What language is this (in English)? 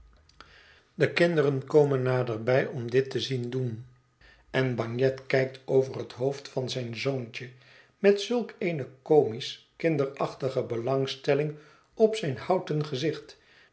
Dutch